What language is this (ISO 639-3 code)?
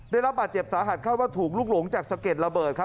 tha